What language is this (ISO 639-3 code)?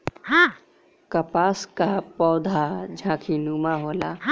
bho